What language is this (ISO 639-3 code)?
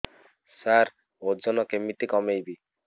ori